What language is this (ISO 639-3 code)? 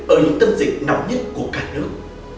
vie